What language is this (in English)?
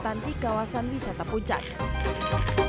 Indonesian